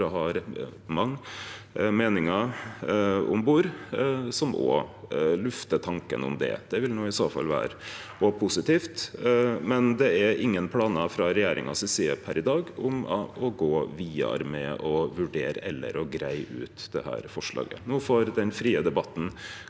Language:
Norwegian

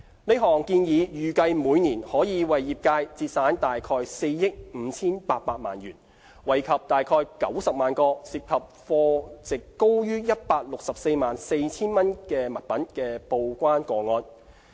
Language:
Cantonese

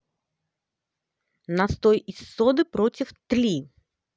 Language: Russian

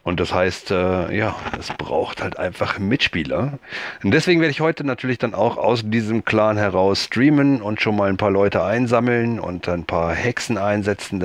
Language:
German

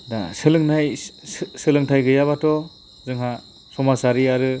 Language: Bodo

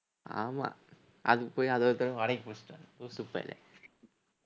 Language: Tamil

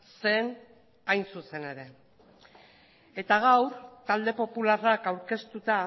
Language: Basque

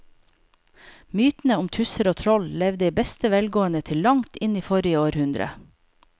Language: Norwegian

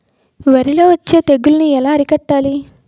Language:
Telugu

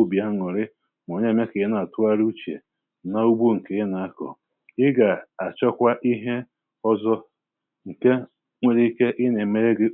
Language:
Igbo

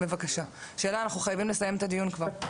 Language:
Hebrew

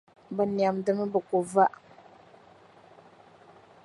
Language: Dagbani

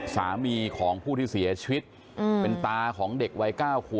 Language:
Thai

